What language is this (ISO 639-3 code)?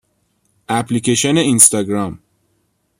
fas